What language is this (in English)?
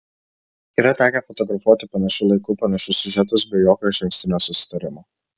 Lithuanian